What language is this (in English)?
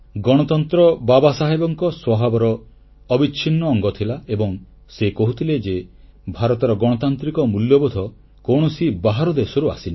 Odia